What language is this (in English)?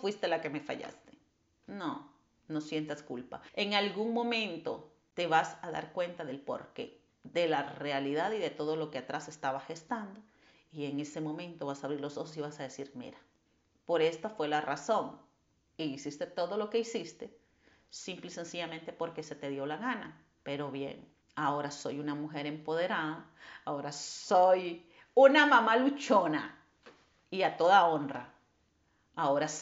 Spanish